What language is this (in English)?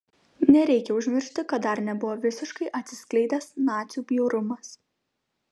Lithuanian